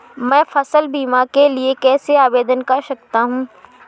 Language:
Hindi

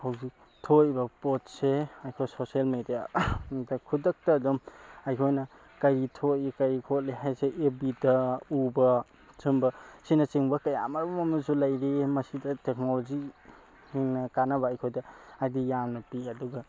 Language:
Manipuri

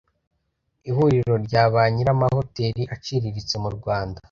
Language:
Kinyarwanda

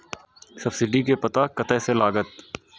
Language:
Maithili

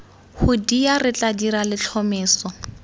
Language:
Tswana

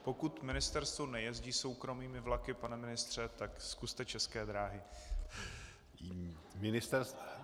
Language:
Czech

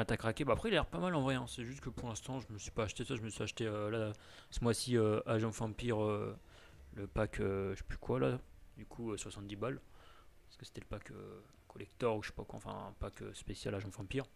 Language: French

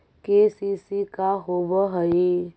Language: Magahi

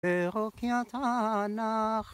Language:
Hebrew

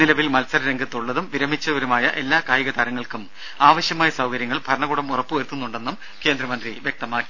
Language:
Malayalam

